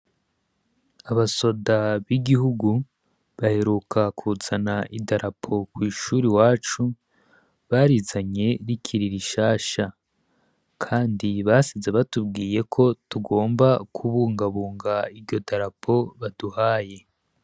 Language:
Rundi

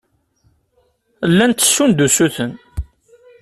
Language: Kabyle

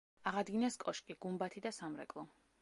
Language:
Georgian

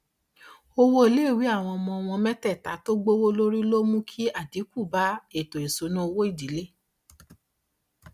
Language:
Yoruba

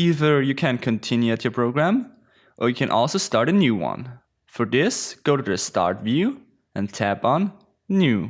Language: English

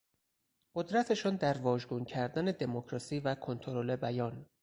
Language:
Persian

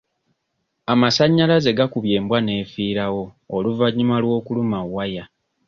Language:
Ganda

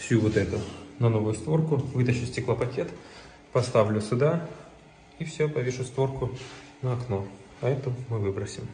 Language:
Russian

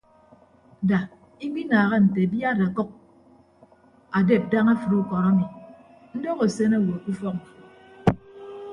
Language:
Ibibio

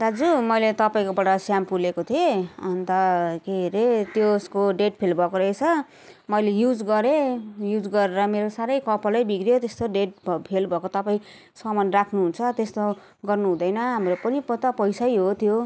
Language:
Nepali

